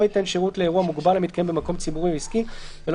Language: Hebrew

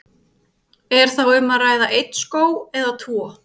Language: Icelandic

